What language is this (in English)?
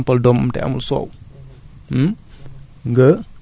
Wolof